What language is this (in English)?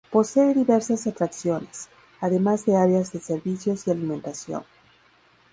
Spanish